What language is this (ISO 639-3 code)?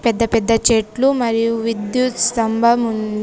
tel